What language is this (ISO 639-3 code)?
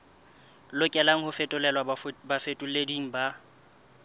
sot